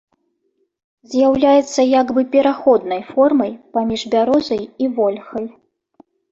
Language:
Belarusian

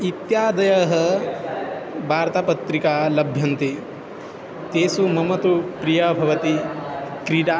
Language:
Sanskrit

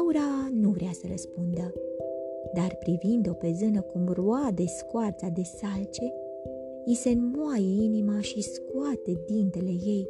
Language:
Romanian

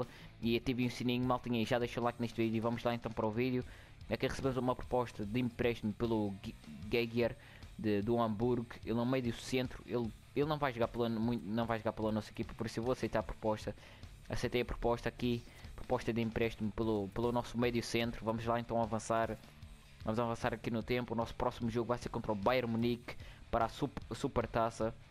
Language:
Portuguese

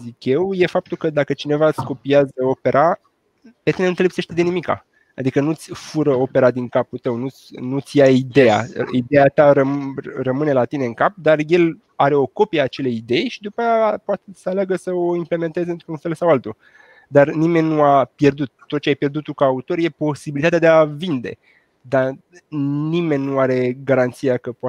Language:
Romanian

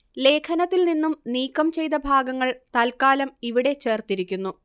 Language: Malayalam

